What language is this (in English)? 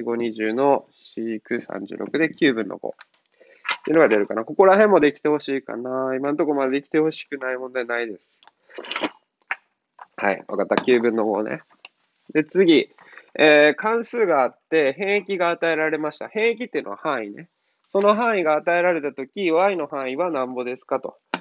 Japanese